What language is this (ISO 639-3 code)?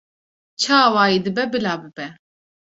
kur